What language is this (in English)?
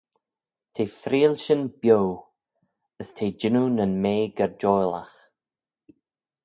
Manx